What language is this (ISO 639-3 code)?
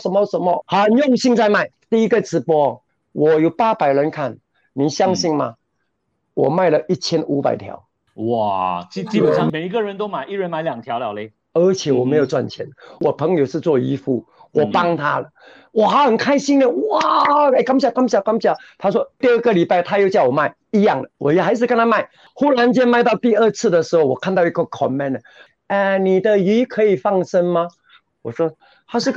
zho